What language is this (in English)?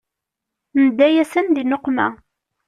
Kabyle